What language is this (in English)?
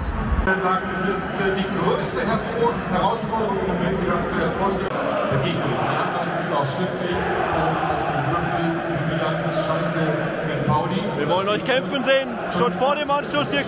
German